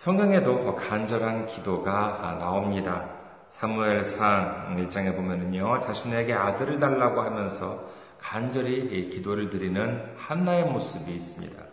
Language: Korean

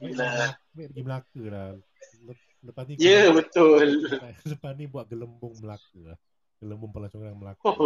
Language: Malay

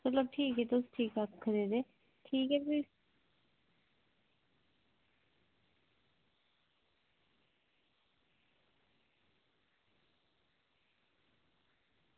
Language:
Dogri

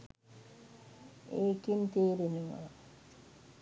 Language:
Sinhala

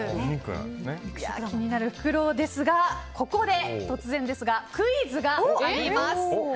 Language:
Japanese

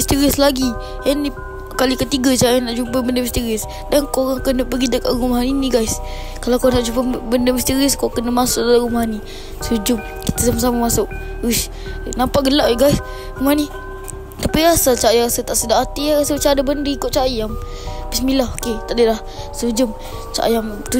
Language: Malay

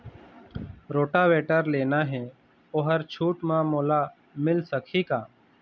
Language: Chhattisgarhi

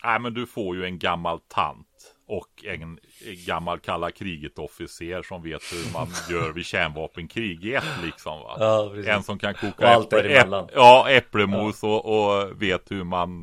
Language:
Swedish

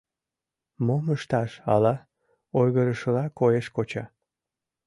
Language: Mari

